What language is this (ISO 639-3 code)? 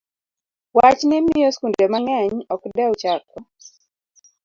luo